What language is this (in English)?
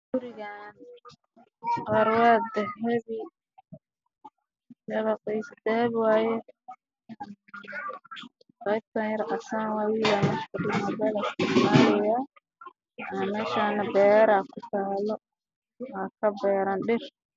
Somali